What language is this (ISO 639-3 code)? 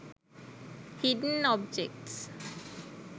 sin